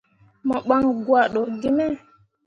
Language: Mundang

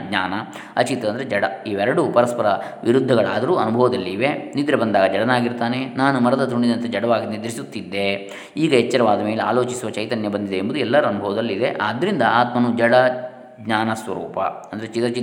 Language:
Kannada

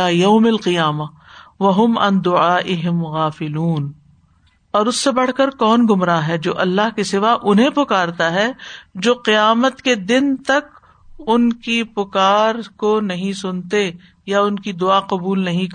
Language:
Urdu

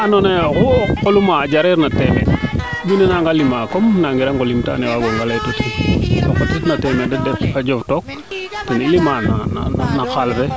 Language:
Serer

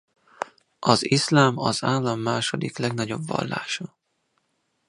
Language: Hungarian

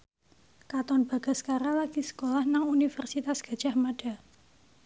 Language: Javanese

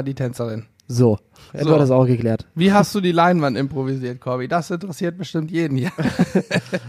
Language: German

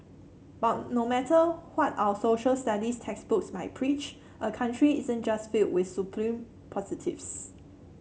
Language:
English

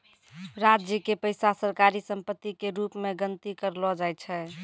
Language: Maithili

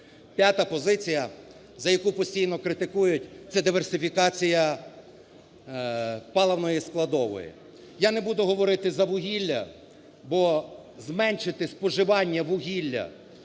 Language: Ukrainian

